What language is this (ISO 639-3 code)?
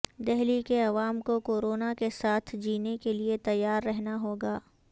urd